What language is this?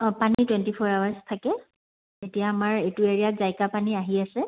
Assamese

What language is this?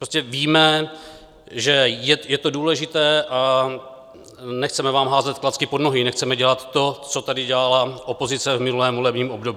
Czech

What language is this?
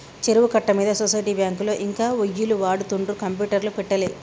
Telugu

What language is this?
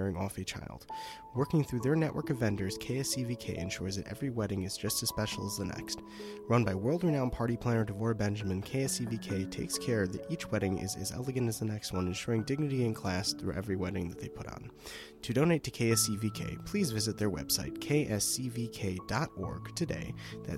English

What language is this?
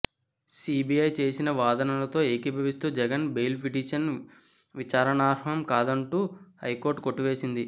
Telugu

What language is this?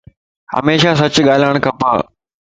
Lasi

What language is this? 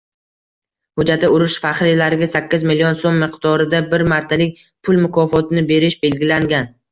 Uzbek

